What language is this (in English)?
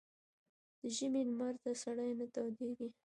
Pashto